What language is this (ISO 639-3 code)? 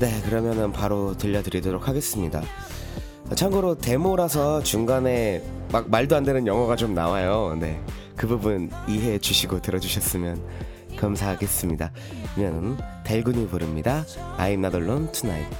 kor